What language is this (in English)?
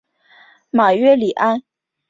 Chinese